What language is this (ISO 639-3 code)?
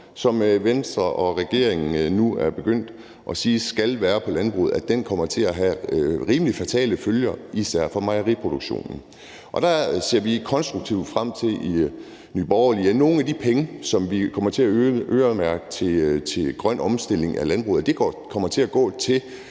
dan